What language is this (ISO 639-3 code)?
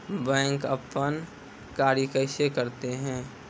mai